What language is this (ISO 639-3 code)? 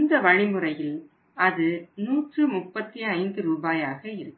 tam